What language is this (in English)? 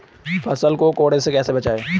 Hindi